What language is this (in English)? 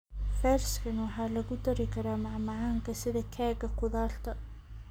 Somali